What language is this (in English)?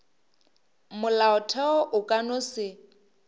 Northern Sotho